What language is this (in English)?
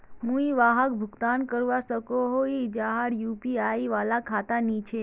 Magahi